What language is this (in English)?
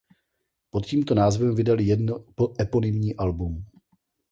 Czech